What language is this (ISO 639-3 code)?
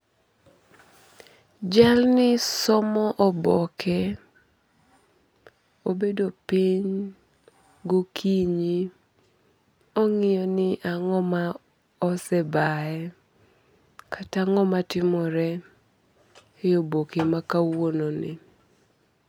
luo